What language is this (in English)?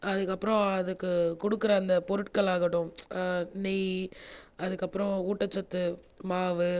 Tamil